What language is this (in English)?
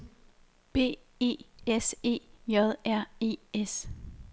Danish